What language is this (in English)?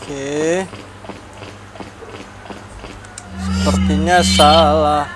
Indonesian